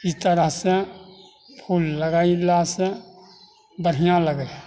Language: Maithili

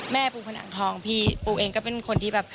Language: Thai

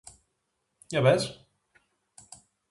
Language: Greek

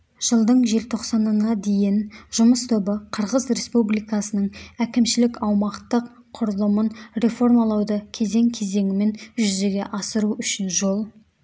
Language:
Kazakh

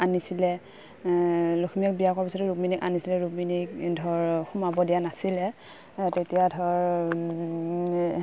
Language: Assamese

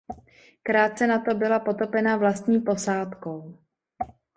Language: Czech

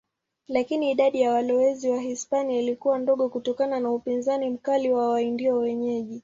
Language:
Swahili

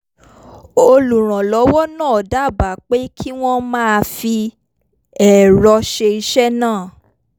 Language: Yoruba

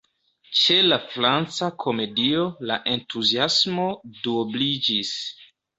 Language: Esperanto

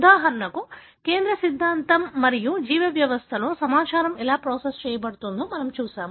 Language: Telugu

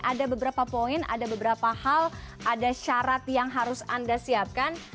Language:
Indonesian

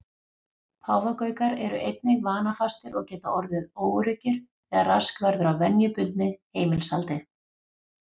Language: Icelandic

